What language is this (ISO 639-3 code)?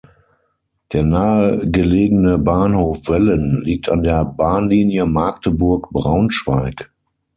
deu